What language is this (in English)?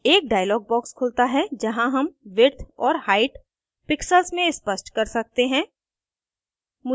Hindi